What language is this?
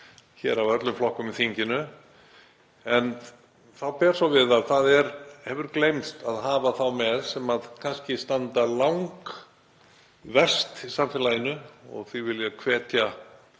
Icelandic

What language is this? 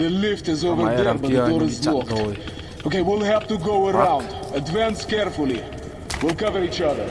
Vietnamese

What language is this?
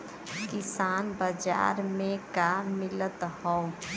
Bhojpuri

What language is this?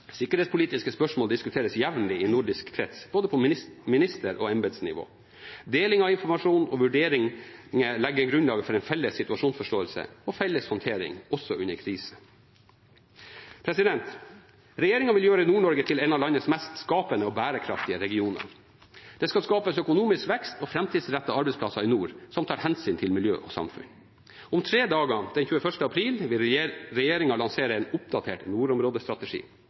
Norwegian Bokmål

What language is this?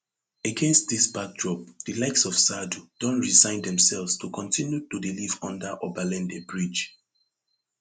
Nigerian Pidgin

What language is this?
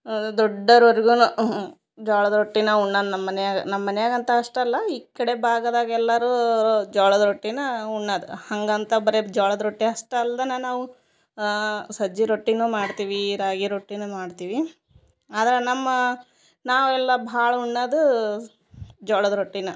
Kannada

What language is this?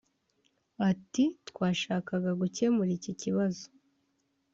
Kinyarwanda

